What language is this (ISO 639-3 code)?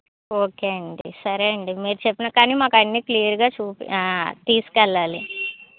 tel